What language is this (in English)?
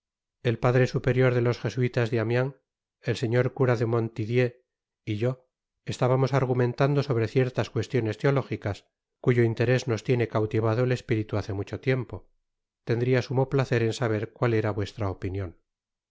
Spanish